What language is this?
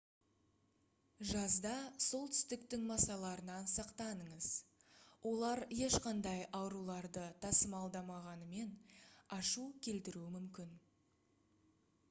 Kazakh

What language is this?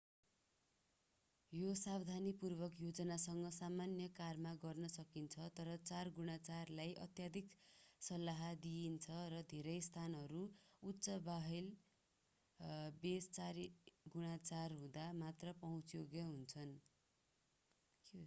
Nepali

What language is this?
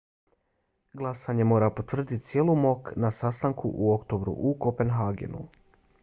Bosnian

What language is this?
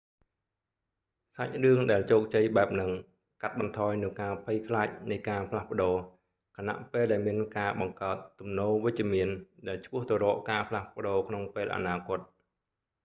Khmer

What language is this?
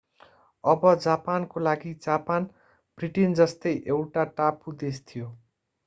Nepali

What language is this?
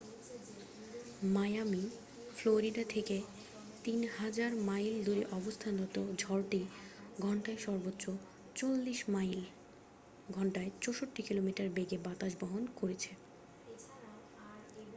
Bangla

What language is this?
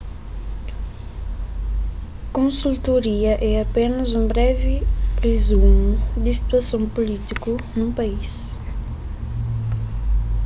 Kabuverdianu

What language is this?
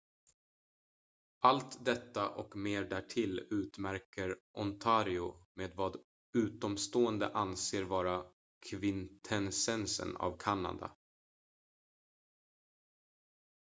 Swedish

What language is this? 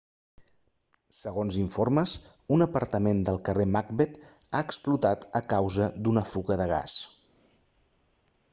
Catalan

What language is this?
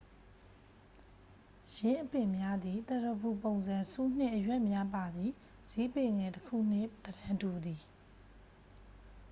Burmese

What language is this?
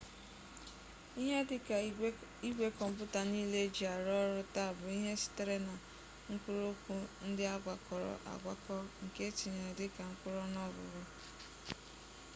Igbo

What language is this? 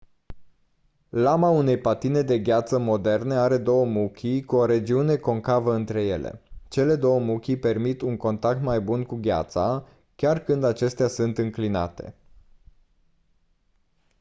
Romanian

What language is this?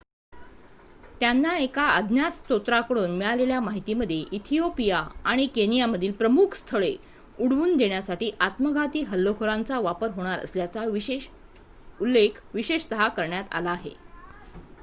Marathi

